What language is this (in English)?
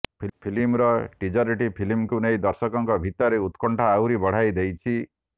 Odia